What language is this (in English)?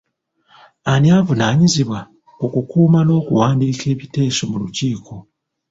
Ganda